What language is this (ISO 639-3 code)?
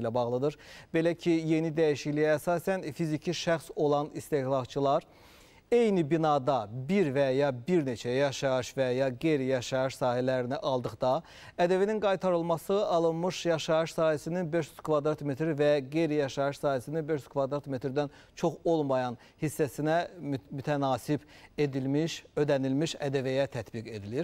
tur